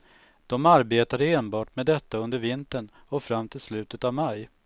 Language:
Swedish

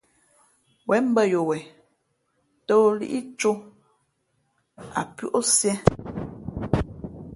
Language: Fe'fe'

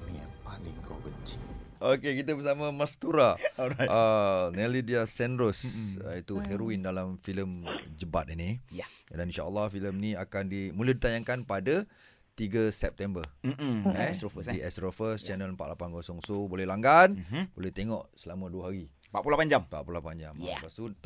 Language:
Malay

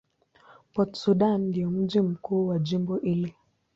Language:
Swahili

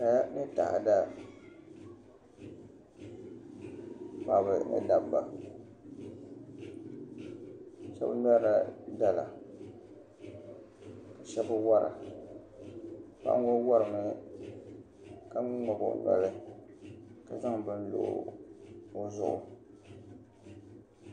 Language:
Dagbani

